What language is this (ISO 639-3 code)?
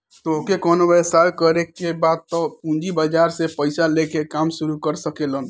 bho